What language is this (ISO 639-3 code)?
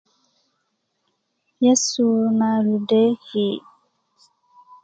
ukv